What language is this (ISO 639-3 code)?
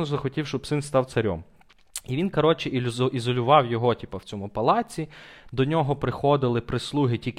ukr